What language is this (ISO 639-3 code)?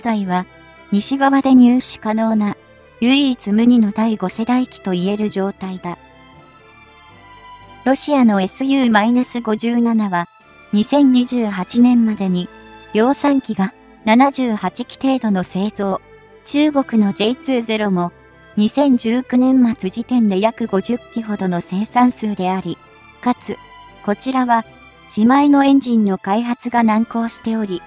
jpn